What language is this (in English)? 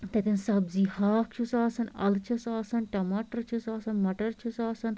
Kashmiri